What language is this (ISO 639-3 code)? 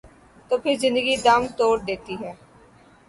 urd